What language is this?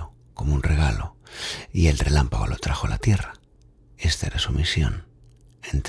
Spanish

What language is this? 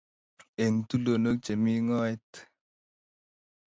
Kalenjin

